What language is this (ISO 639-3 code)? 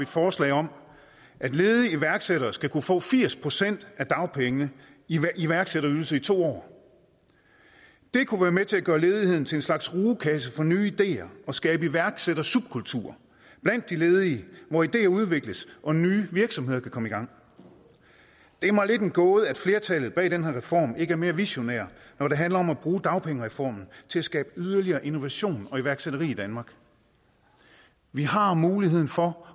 dan